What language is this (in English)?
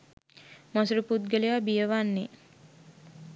Sinhala